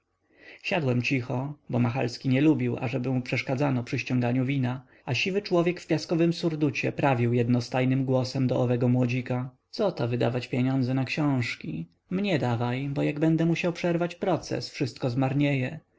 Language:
Polish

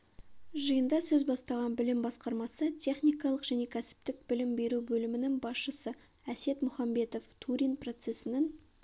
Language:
Kazakh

